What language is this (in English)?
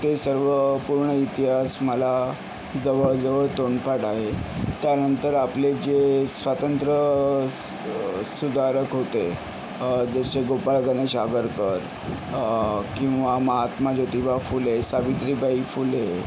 Marathi